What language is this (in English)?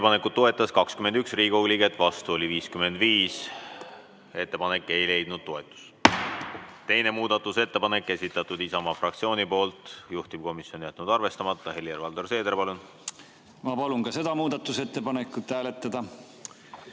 Estonian